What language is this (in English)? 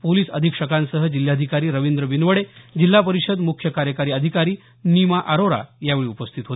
Marathi